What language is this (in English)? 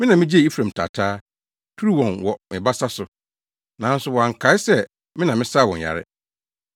Akan